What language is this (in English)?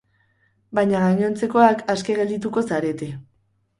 Basque